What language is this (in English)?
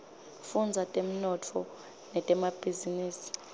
Swati